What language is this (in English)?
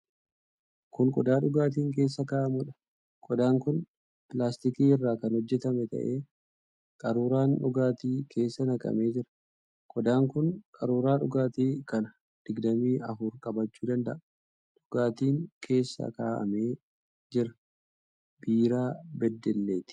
Oromo